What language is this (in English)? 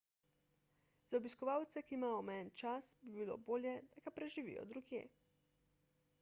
Slovenian